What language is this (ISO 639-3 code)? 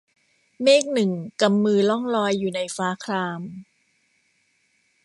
tha